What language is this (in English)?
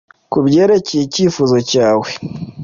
Kinyarwanda